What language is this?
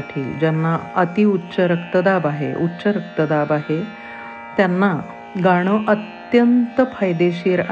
Marathi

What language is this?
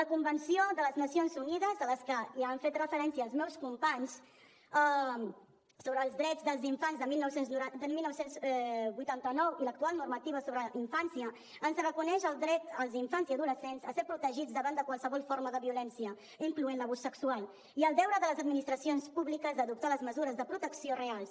Catalan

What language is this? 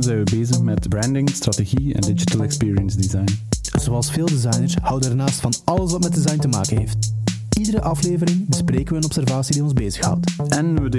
Dutch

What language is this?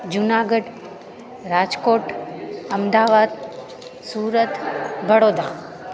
Sindhi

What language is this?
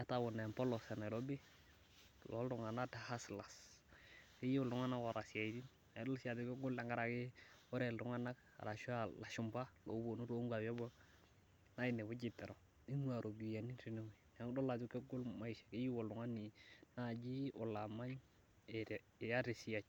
Masai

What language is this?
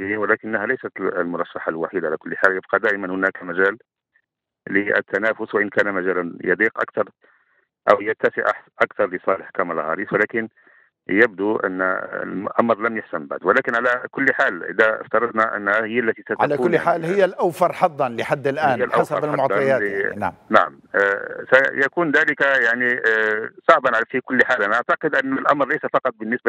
Arabic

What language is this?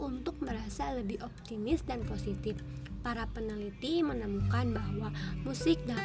Indonesian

